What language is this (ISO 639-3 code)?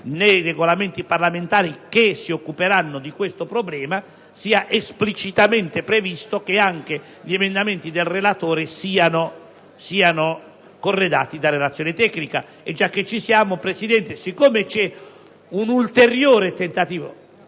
ita